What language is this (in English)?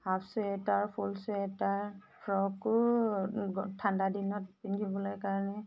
Assamese